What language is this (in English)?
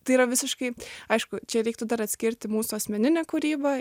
Lithuanian